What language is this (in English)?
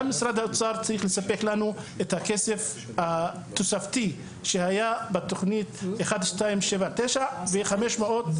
Hebrew